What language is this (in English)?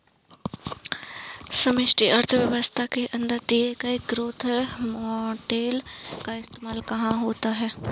Hindi